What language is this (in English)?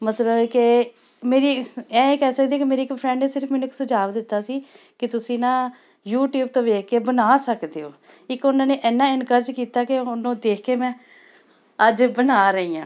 Punjabi